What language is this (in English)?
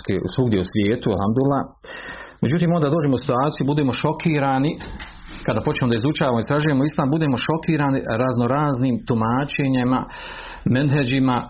Croatian